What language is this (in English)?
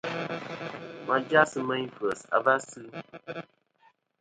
Kom